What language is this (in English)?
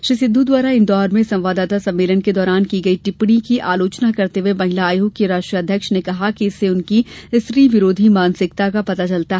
Hindi